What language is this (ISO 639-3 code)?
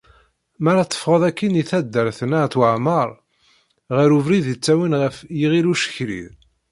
kab